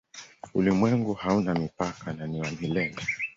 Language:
Swahili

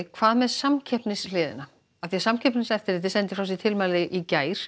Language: Icelandic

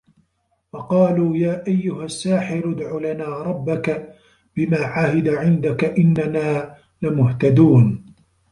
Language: Arabic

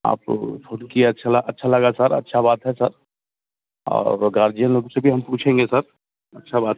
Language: Hindi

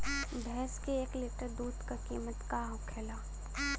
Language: Bhojpuri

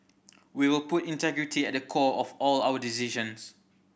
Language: English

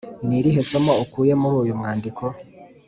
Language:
Kinyarwanda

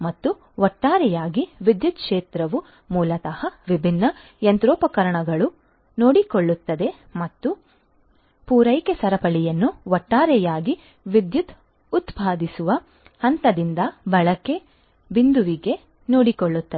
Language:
Kannada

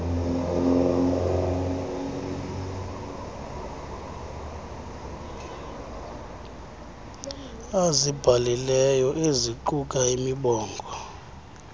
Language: Xhosa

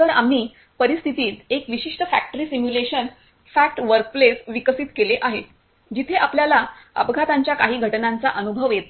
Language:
Marathi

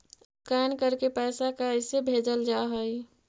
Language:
Magahi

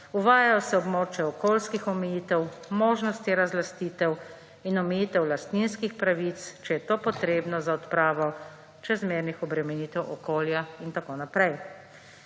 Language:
Slovenian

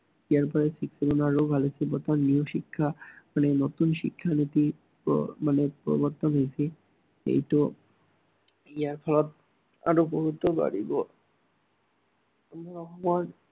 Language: Assamese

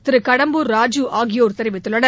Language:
Tamil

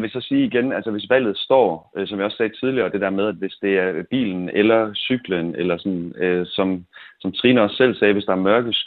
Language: Danish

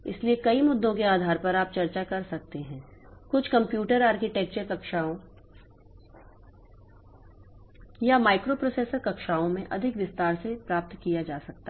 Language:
Hindi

